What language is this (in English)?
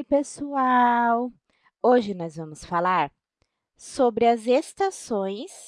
Portuguese